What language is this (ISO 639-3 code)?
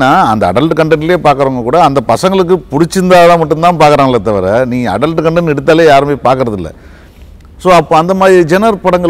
tam